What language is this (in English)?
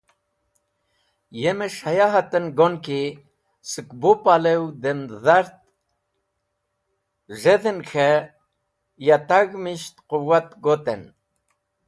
Wakhi